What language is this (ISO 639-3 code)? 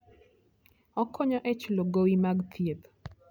luo